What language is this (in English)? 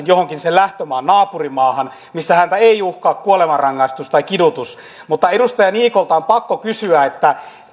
Finnish